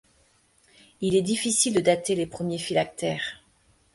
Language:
French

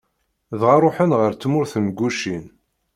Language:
Kabyle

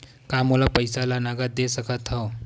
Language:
Chhattisgarhi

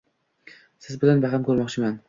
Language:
Uzbek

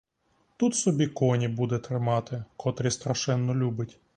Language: Ukrainian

